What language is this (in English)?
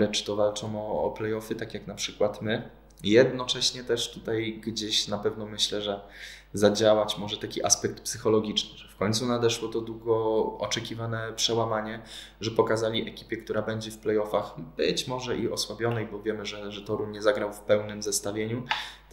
Polish